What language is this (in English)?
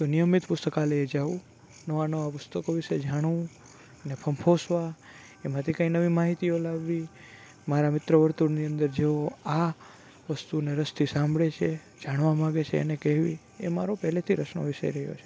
Gujarati